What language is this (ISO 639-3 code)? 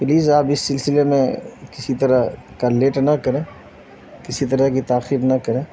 urd